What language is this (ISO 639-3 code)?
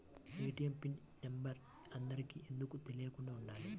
tel